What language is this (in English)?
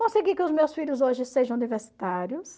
Portuguese